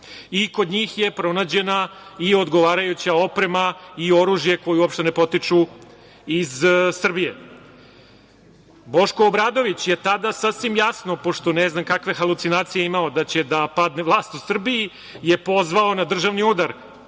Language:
Serbian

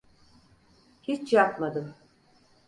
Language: Turkish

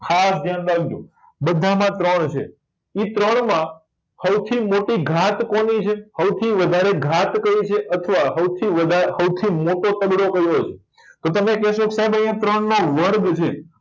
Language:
Gujarati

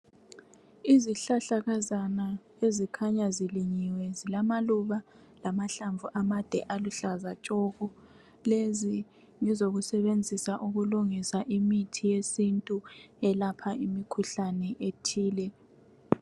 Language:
North Ndebele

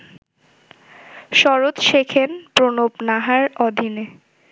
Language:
Bangla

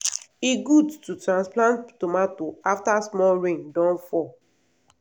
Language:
Nigerian Pidgin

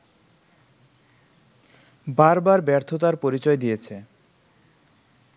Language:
Bangla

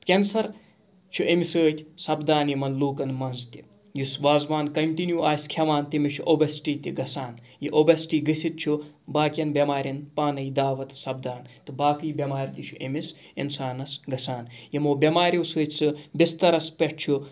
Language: Kashmiri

